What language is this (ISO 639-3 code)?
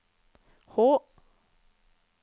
nor